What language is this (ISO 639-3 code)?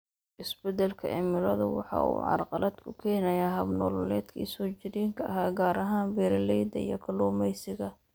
som